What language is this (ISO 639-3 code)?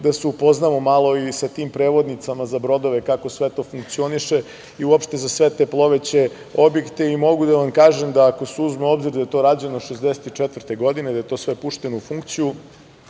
srp